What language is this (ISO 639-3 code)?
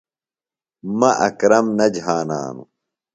phl